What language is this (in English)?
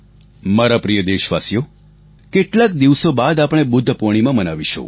Gujarati